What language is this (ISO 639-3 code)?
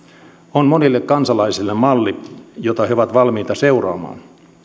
fin